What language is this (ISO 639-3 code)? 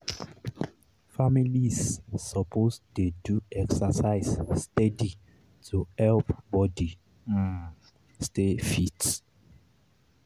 pcm